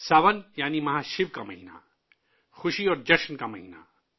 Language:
Urdu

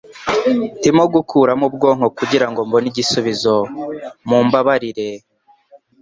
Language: Kinyarwanda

